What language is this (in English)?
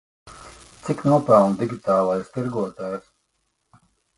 Latvian